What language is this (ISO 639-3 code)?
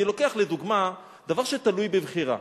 heb